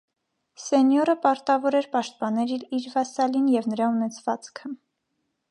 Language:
Armenian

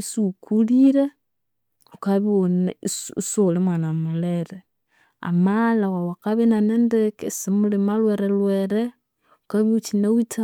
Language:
Konzo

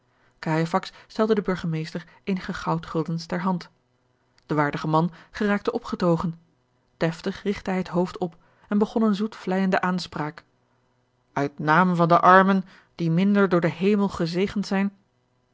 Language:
Dutch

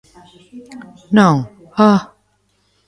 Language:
Galician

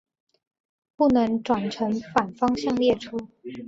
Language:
Chinese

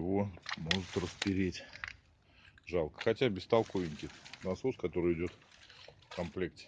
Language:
Russian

